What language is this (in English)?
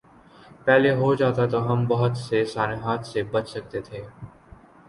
Urdu